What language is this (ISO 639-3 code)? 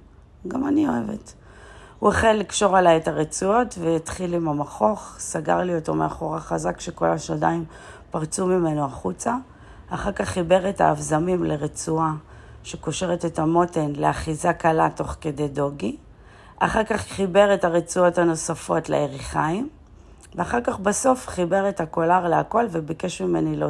heb